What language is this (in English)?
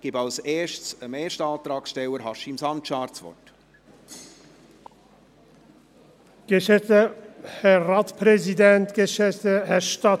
Swiss German